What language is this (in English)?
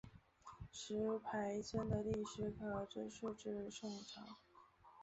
Chinese